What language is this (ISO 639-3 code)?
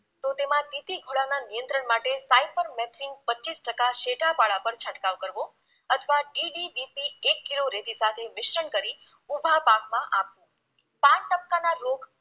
guj